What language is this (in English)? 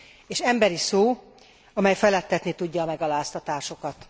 Hungarian